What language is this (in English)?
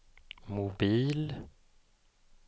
Swedish